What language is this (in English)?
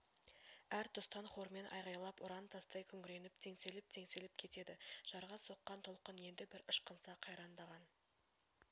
Kazakh